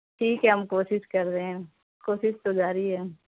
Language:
Urdu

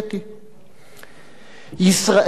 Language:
Hebrew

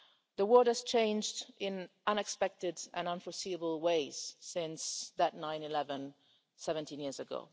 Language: English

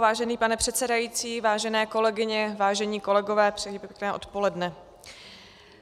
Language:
Czech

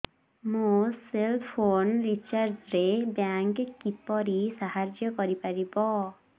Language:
Odia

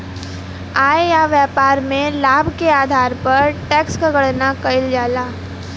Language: Bhojpuri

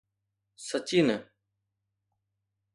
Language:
Sindhi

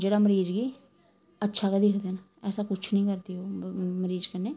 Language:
Dogri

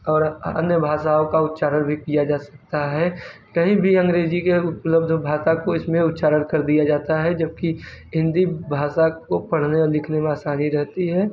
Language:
Hindi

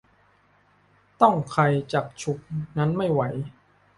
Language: Thai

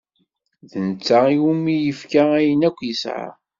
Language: Kabyle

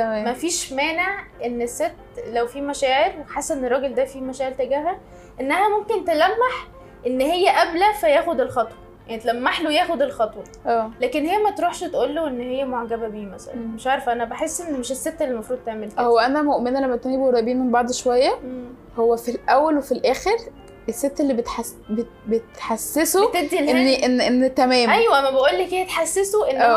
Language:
Arabic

